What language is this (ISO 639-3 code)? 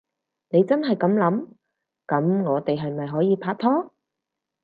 yue